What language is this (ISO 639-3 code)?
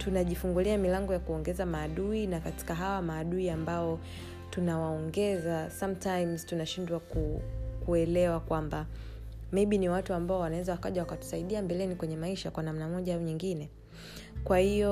swa